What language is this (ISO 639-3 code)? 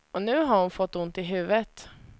swe